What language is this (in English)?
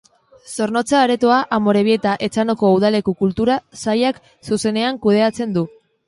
Basque